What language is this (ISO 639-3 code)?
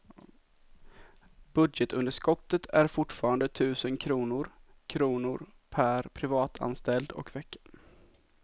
swe